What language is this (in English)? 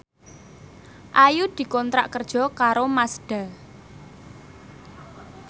Javanese